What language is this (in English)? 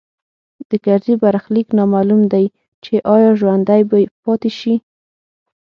Pashto